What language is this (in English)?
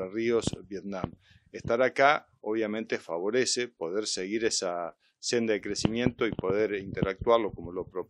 Spanish